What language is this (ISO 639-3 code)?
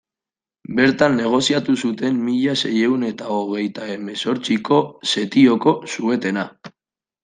eus